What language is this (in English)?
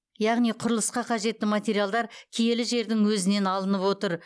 Kazakh